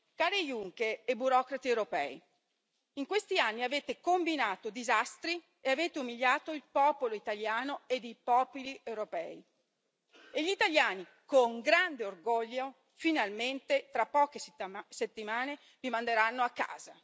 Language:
Italian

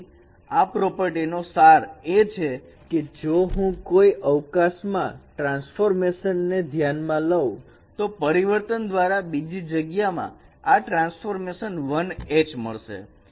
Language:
Gujarati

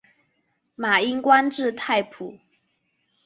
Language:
Chinese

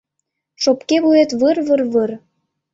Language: Mari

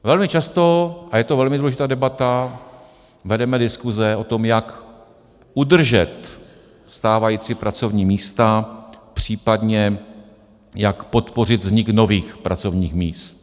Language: Czech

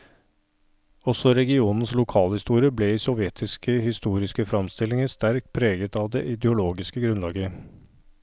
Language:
Norwegian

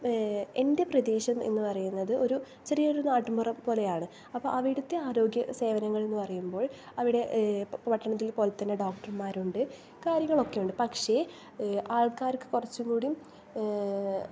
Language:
Malayalam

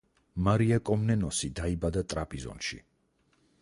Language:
Georgian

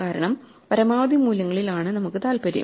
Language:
Malayalam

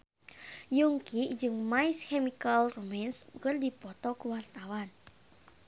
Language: Sundanese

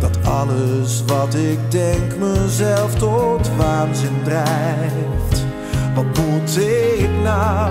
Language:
Dutch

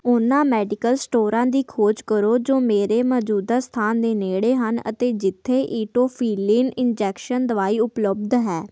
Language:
Punjabi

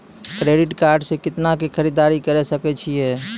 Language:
Maithili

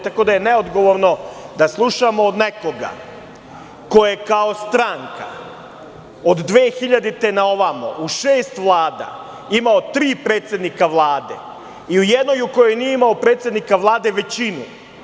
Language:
Serbian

